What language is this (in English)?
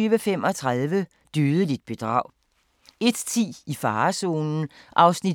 Danish